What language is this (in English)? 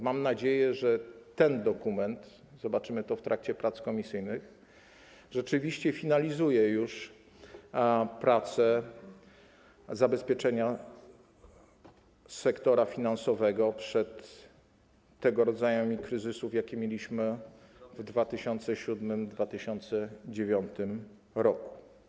Polish